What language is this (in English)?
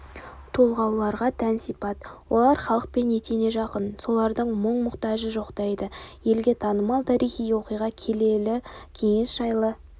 Kazakh